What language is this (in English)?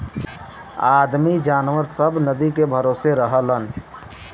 Bhojpuri